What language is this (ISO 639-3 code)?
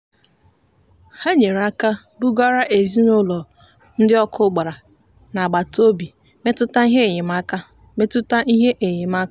ibo